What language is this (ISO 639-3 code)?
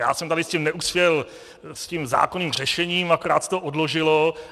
ces